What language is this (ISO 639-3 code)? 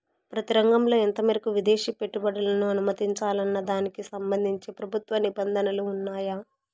tel